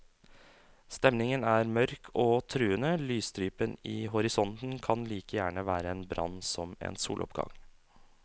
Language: Norwegian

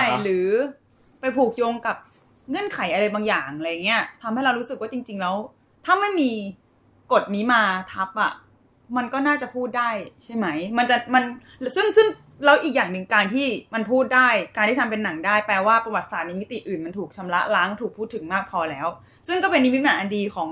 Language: Thai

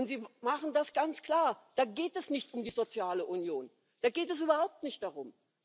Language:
German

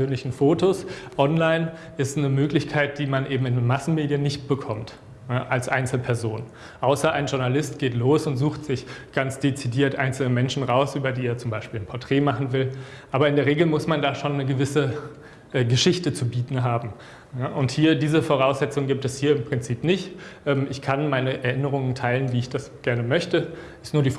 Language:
German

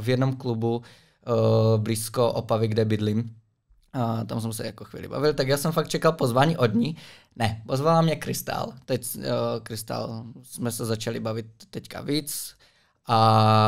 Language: Czech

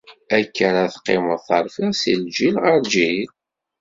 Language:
Kabyle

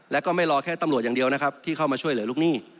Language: Thai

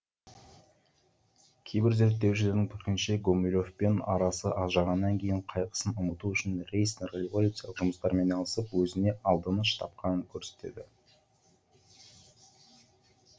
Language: Kazakh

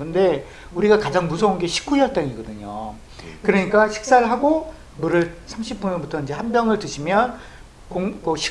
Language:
Korean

